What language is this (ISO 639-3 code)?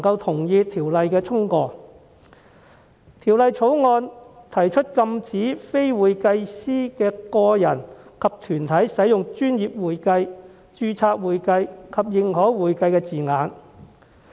yue